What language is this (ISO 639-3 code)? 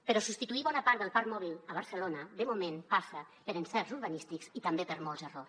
cat